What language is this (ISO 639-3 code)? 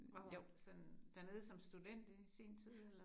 dan